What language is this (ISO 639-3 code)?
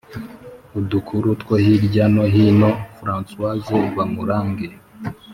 kin